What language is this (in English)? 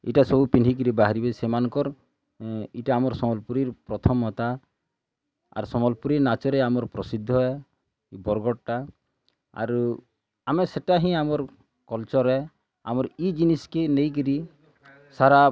Odia